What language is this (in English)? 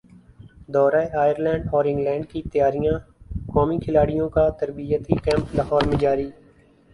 Urdu